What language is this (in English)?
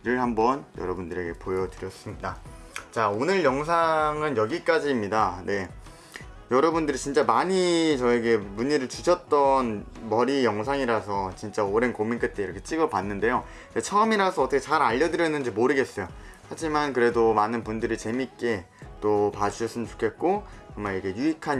Korean